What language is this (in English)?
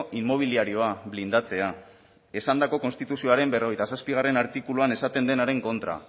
Basque